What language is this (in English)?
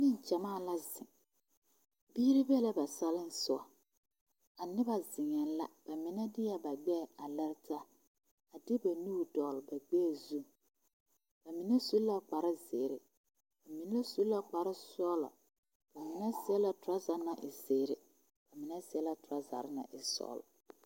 Southern Dagaare